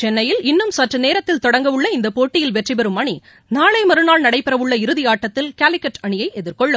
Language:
Tamil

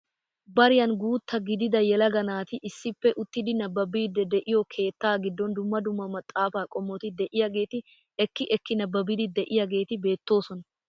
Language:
Wolaytta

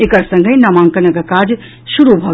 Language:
Maithili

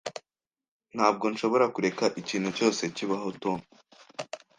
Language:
Kinyarwanda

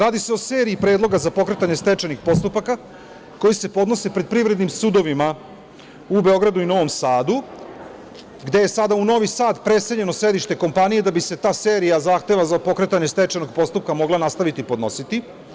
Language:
Serbian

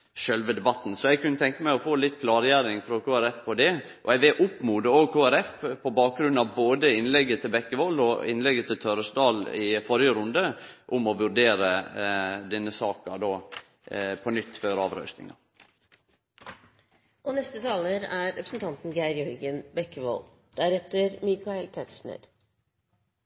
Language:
Norwegian Nynorsk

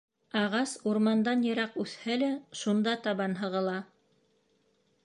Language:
Bashkir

